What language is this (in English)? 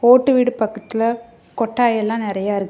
Tamil